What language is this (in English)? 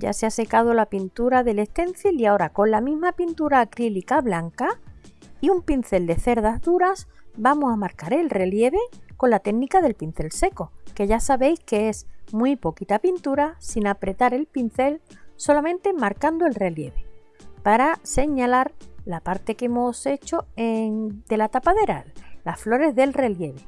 Spanish